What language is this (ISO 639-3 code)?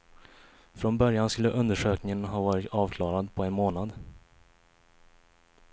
swe